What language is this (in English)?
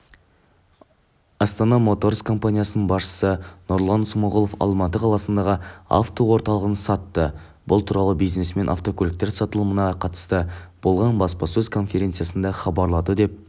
Kazakh